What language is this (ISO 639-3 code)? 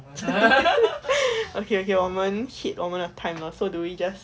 eng